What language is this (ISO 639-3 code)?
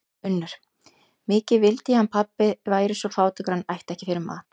isl